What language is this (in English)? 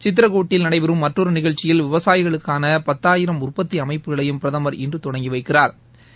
Tamil